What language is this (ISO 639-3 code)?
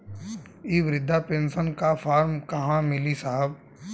bho